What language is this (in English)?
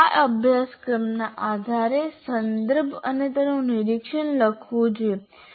Gujarati